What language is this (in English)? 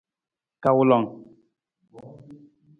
Nawdm